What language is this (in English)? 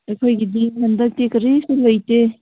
Manipuri